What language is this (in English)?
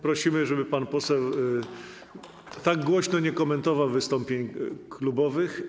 Polish